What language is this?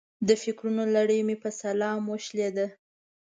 Pashto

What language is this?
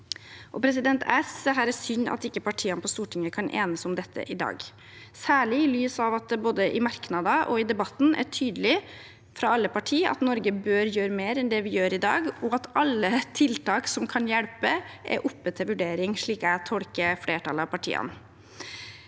Norwegian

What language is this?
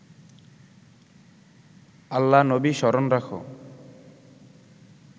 Bangla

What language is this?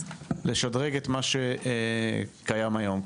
Hebrew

